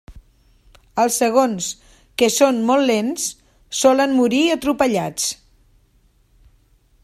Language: Catalan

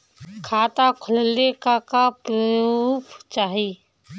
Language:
Bhojpuri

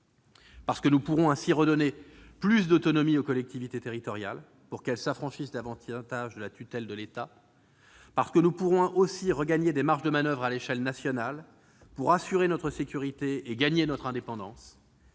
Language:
French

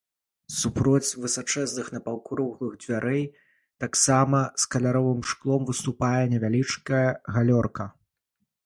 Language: Belarusian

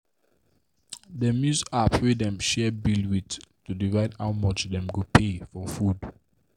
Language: Nigerian Pidgin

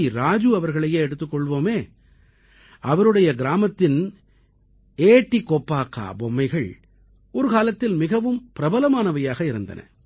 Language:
Tamil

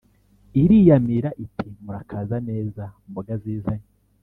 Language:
Kinyarwanda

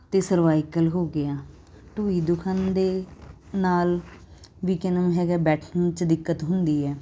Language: Punjabi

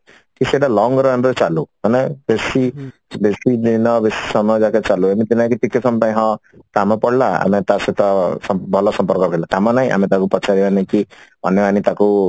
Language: Odia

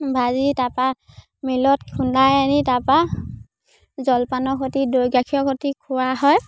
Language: Assamese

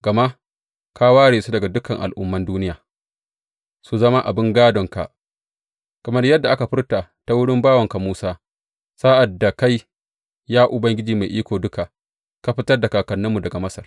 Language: Hausa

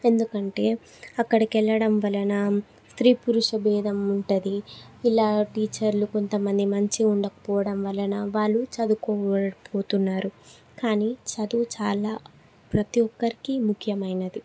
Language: Telugu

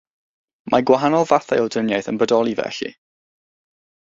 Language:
Welsh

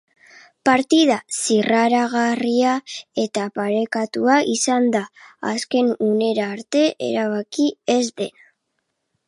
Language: Basque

